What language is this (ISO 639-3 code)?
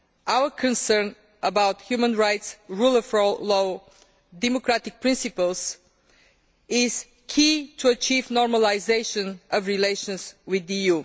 eng